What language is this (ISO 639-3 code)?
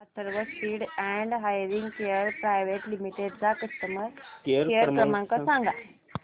mar